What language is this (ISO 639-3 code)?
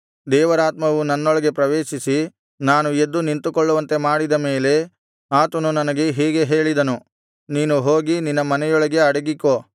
kan